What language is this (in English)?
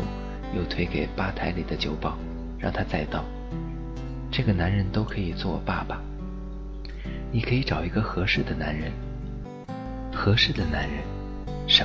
Chinese